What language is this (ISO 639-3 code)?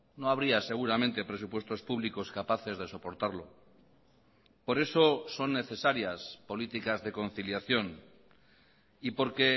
spa